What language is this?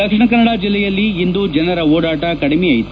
Kannada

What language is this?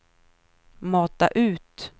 Swedish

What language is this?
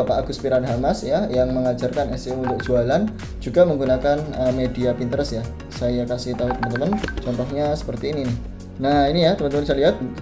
Indonesian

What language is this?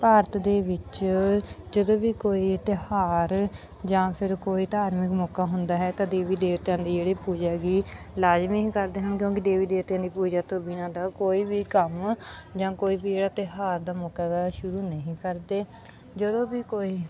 Punjabi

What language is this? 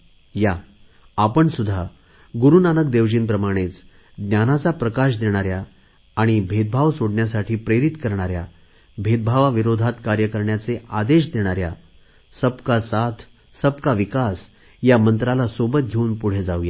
Marathi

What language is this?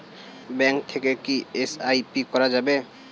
Bangla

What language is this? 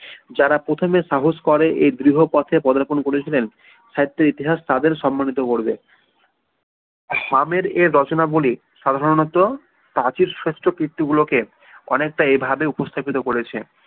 Bangla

